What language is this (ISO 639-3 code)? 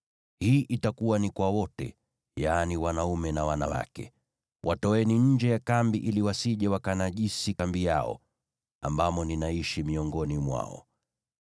swa